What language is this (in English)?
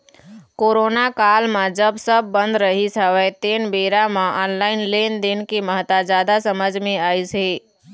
Chhattisgarhi